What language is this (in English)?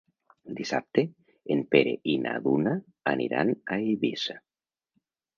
Catalan